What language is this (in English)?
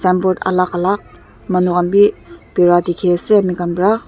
Naga Pidgin